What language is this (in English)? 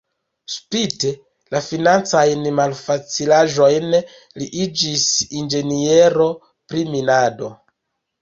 Esperanto